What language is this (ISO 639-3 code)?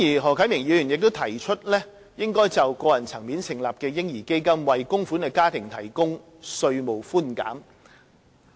yue